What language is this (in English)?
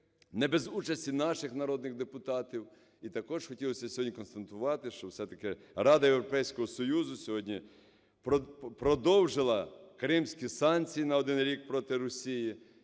Ukrainian